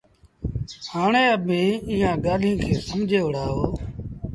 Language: Sindhi Bhil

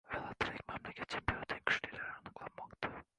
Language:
Uzbek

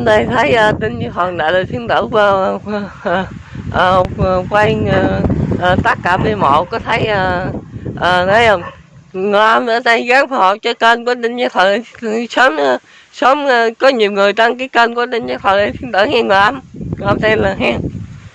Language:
Vietnamese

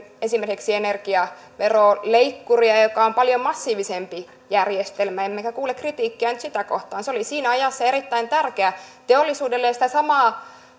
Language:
Finnish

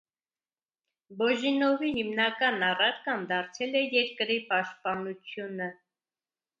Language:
Armenian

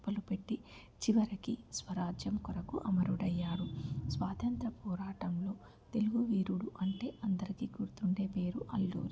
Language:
Telugu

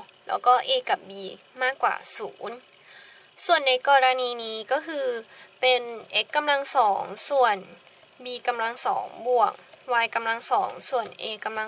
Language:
Thai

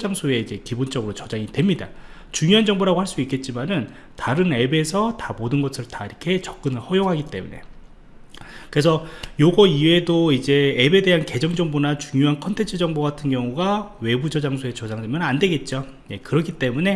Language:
Korean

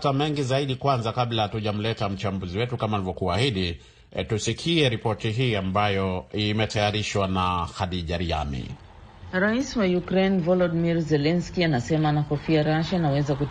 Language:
Swahili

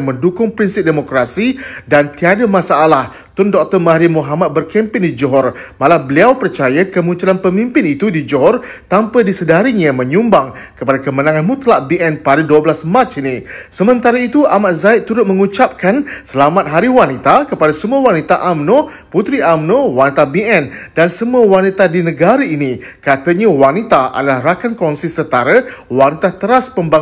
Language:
Malay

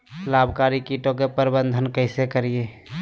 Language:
Magahi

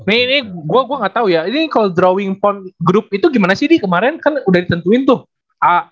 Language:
Indonesian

